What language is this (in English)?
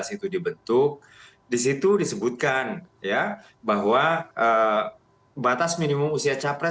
Indonesian